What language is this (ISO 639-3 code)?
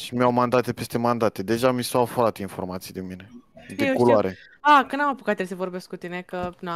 ron